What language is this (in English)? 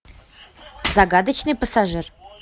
Russian